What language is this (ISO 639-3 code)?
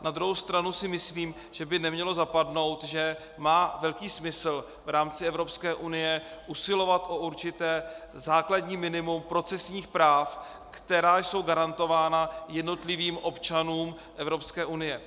ces